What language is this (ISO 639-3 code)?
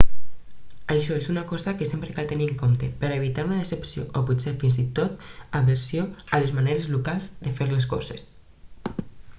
cat